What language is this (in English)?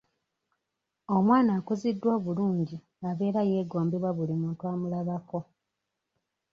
Ganda